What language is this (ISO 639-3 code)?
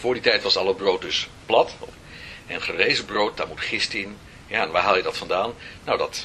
nld